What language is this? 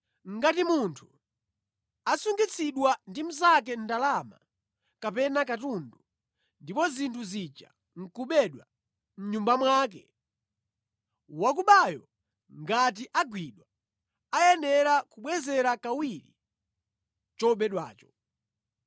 Nyanja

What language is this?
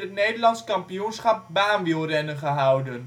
Dutch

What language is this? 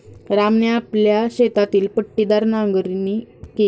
Marathi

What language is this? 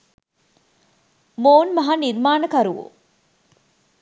Sinhala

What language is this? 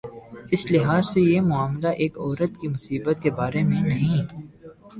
Urdu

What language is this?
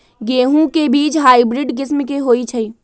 Magahi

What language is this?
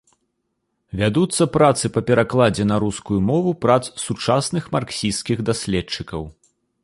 Belarusian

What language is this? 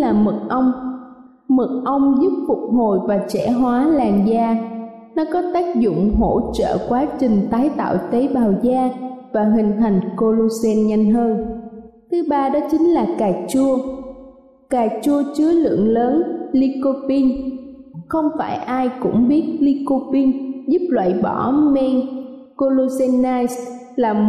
Vietnamese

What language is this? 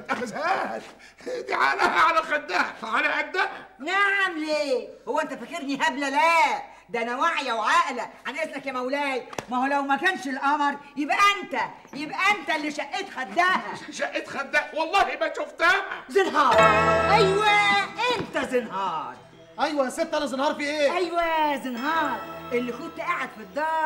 Arabic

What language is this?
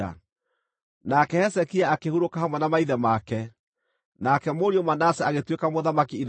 Kikuyu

